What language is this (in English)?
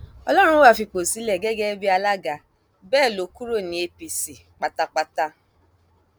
Yoruba